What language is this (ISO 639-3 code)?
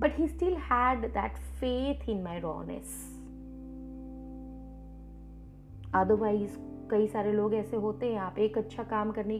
hin